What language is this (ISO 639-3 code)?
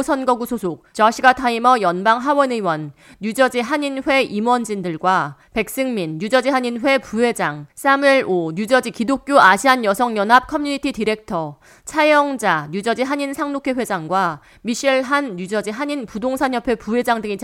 kor